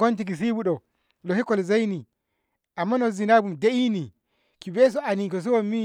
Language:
Ngamo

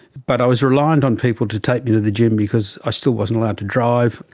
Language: English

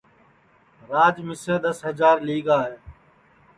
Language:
Sansi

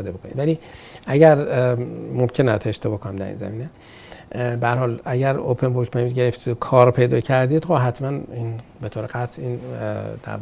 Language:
Persian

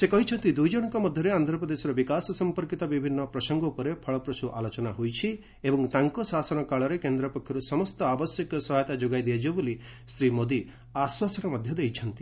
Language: Odia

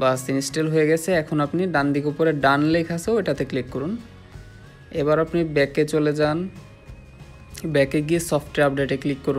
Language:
Hindi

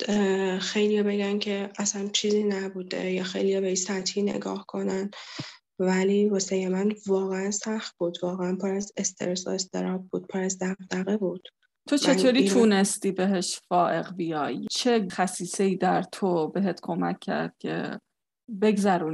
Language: Persian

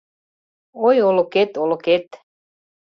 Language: Mari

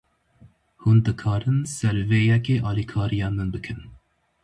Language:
Kurdish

